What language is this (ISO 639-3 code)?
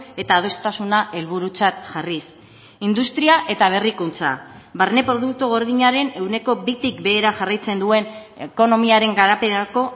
eus